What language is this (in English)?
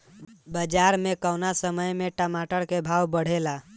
Bhojpuri